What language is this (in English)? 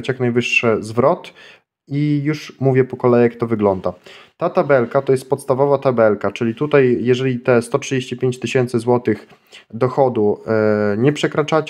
Polish